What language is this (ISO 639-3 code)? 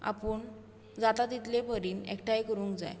kok